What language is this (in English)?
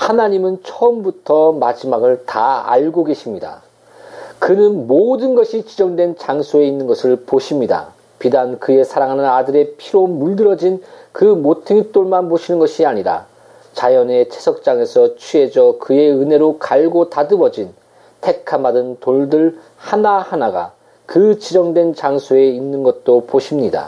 Korean